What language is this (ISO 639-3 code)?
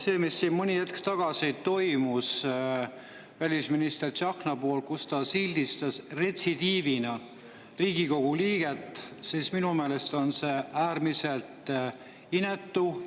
est